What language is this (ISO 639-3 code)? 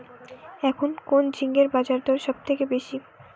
ben